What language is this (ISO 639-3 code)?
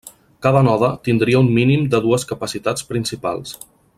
cat